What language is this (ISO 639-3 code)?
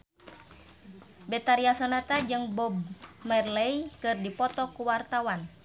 sun